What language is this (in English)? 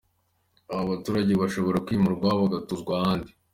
Kinyarwanda